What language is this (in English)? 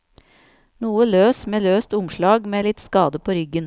Norwegian